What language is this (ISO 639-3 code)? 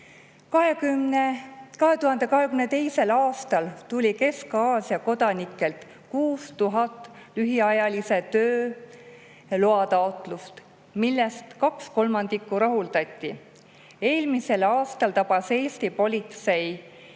est